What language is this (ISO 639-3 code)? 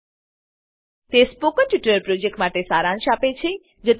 guj